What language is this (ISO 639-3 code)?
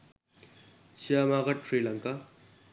sin